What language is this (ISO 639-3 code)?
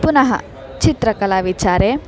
san